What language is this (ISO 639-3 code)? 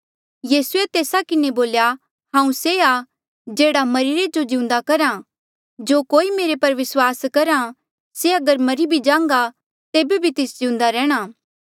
mjl